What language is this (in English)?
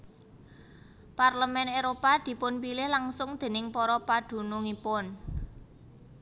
Javanese